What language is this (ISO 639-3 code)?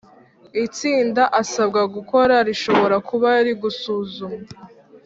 kin